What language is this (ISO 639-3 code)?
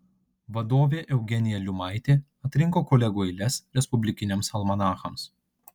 lit